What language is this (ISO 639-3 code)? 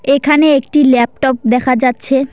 ben